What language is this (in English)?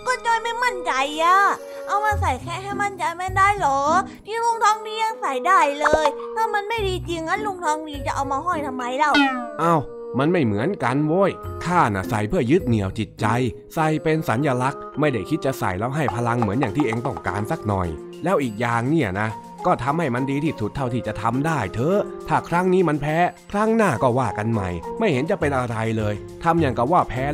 Thai